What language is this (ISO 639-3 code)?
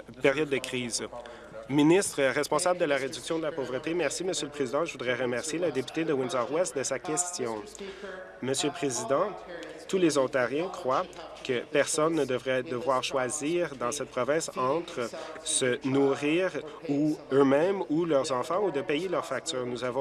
fra